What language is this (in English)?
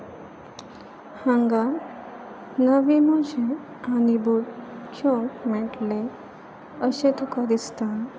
Konkani